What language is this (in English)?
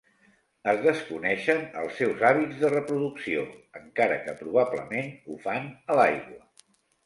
Catalan